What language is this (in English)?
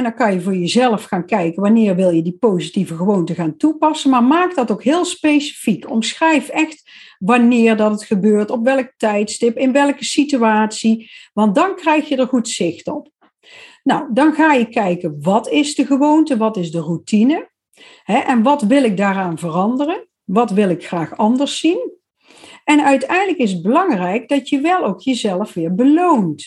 Dutch